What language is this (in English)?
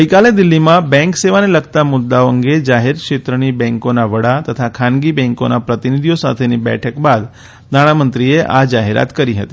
Gujarati